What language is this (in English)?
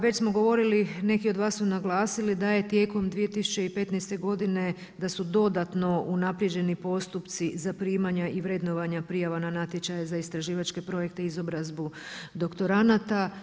Croatian